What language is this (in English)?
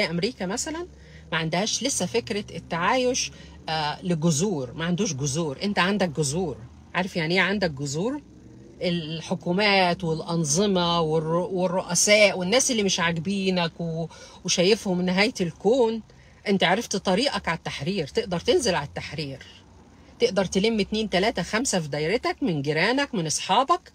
Arabic